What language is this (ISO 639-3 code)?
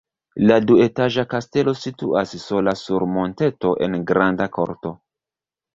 epo